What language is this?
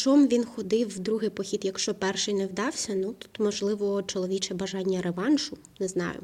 Ukrainian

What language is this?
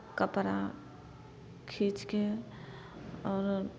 Maithili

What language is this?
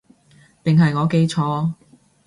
Cantonese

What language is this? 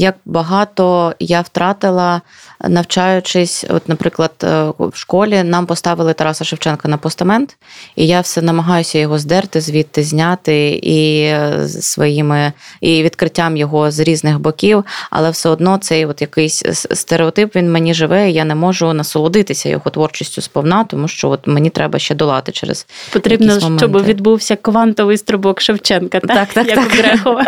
Ukrainian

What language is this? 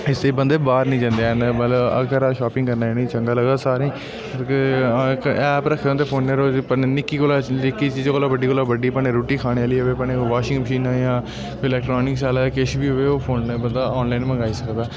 Dogri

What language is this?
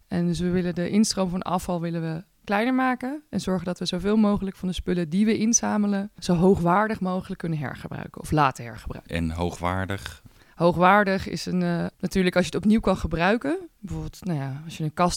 Dutch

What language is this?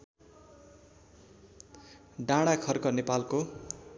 Nepali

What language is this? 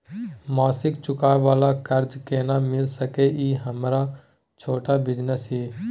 Maithili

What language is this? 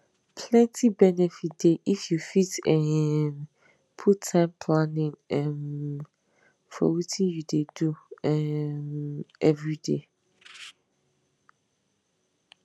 Nigerian Pidgin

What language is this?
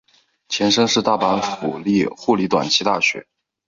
Chinese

